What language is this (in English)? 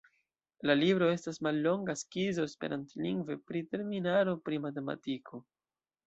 Esperanto